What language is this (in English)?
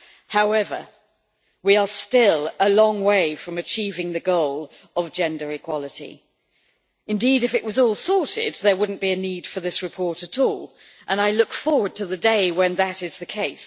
English